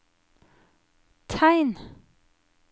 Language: Norwegian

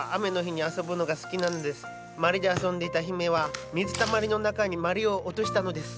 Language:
Japanese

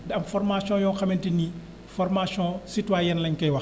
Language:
Wolof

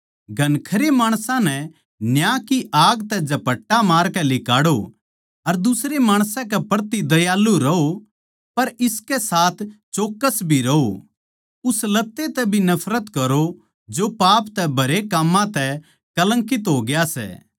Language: Haryanvi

